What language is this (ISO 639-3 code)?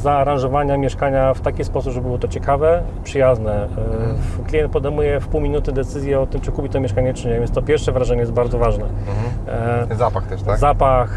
pol